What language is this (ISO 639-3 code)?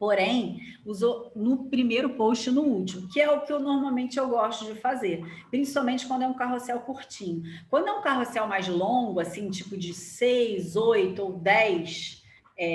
por